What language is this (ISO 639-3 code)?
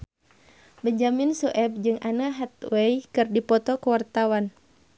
sun